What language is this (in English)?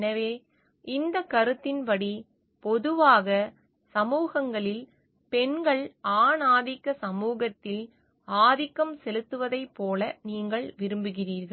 Tamil